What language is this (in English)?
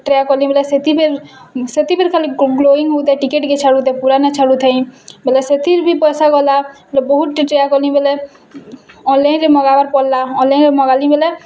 Odia